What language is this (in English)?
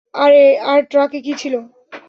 Bangla